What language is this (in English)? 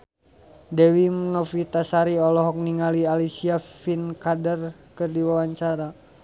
Sundanese